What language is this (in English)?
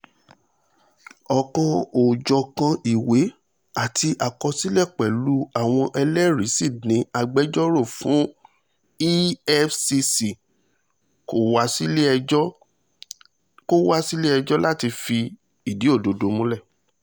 Yoruba